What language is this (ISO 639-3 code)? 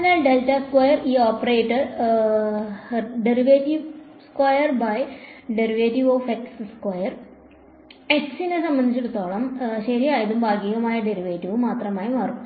mal